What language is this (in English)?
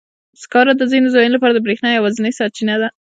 Pashto